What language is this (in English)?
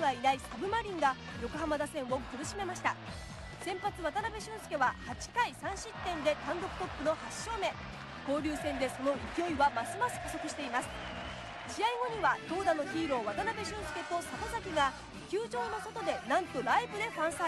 Japanese